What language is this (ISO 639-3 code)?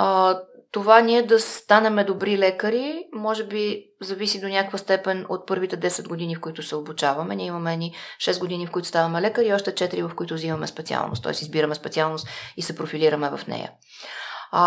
bul